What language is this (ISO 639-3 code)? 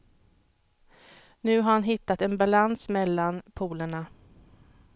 swe